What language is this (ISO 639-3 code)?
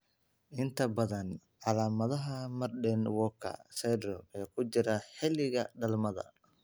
som